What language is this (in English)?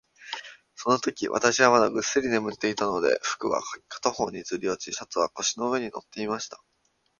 Japanese